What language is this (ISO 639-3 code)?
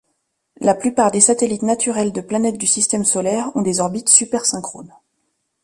fra